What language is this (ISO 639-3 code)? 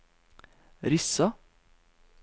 nor